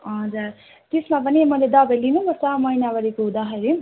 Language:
Nepali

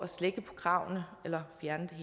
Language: Danish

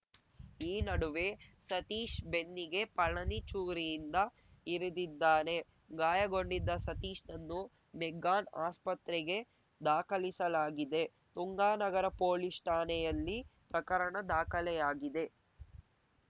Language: Kannada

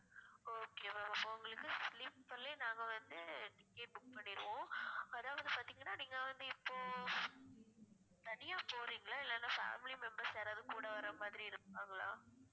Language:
Tamil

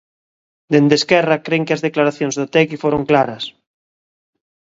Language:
Galician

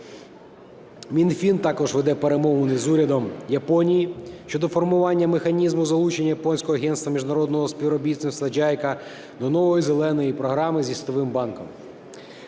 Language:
Ukrainian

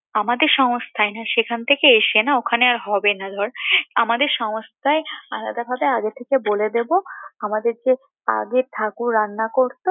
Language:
Bangla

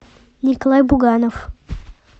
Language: Russian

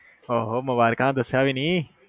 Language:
Punjabi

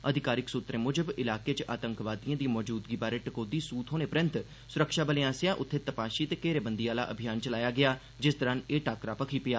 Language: Dogri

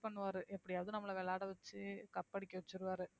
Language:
Tamil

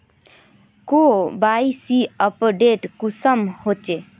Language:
Magahi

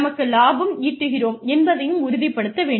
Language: Tamil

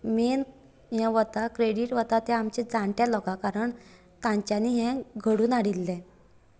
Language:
Konkani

